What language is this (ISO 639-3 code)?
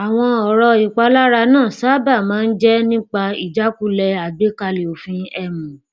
yor